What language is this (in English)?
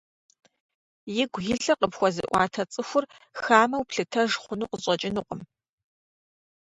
Kabardian